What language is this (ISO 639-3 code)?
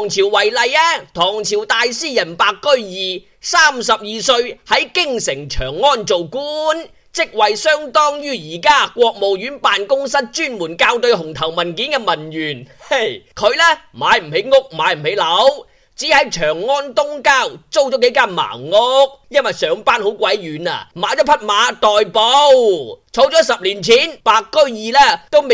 zho